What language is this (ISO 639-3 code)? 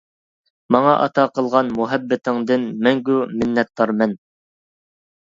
uig